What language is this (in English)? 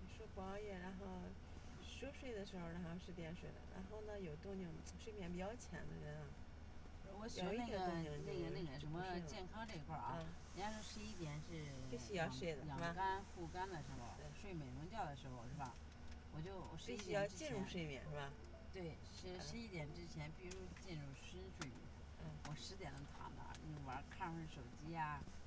Chinese